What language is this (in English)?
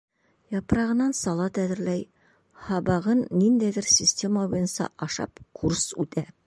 Bashkir